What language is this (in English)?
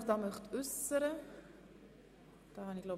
Swiss German